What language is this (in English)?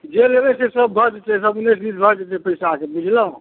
Maithili